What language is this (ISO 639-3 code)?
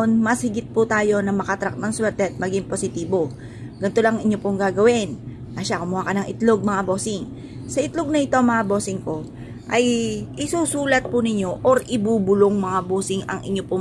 fil